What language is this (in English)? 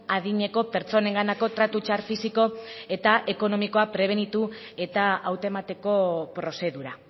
Basque